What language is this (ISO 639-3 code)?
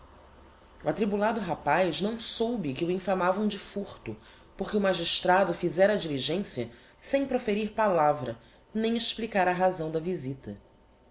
por